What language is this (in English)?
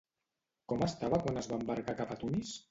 Catalan